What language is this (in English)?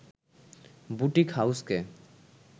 Bangla